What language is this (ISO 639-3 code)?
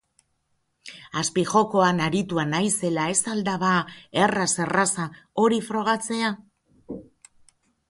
eus